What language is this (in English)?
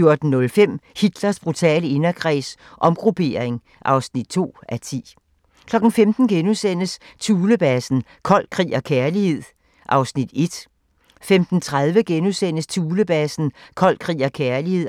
Danish